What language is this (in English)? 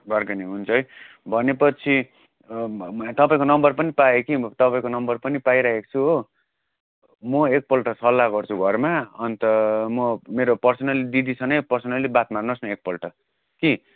Nepali